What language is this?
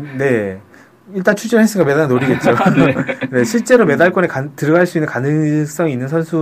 Korean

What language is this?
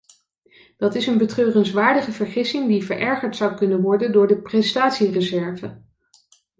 Dutch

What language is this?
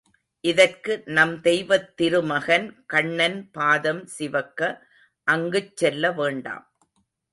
Tamil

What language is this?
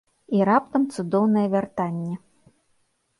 Belarusian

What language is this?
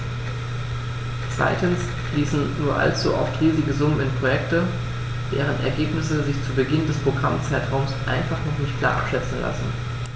German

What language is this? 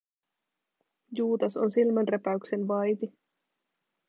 Finnish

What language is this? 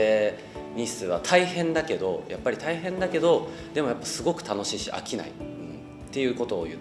Japanese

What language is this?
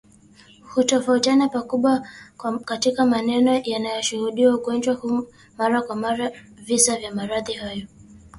Swahili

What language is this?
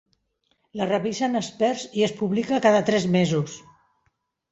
Catalan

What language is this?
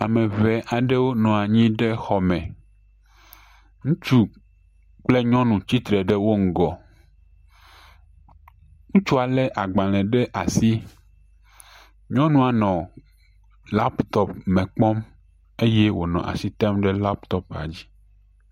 Ewe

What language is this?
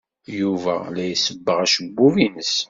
Kabyle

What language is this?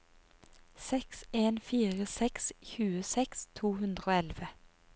Norwegian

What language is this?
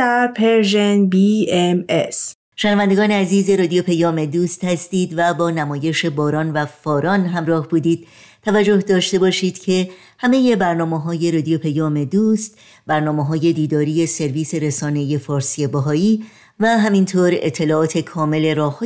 Persian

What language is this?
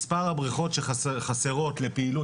Hebrew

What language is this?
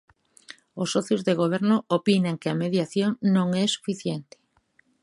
Galician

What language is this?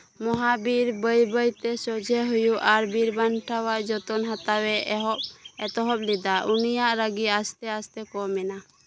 Santali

